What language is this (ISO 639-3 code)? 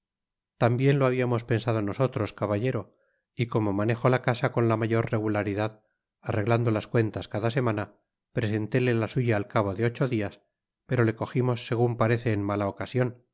spa